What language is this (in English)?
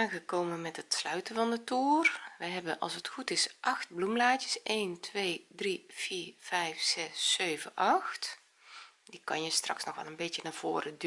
Dutch